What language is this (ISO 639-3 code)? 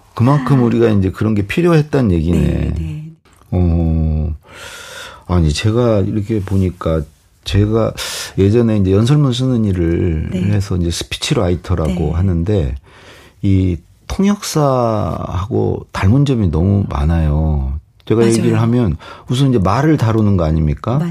kor